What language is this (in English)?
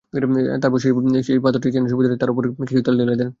Bangla